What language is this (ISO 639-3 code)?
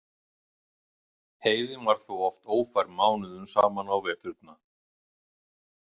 isl